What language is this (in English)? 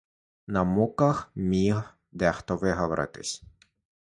Ukrainian